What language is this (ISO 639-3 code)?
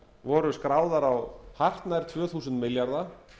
isl